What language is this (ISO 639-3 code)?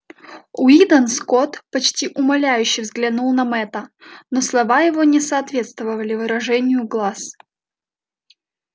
rus